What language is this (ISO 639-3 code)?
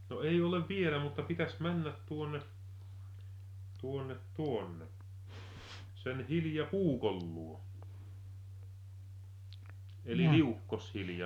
fin